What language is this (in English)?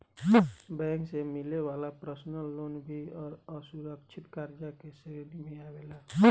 Bhojpuri